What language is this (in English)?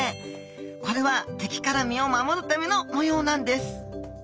Japanese